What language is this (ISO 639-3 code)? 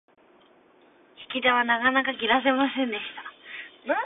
jpn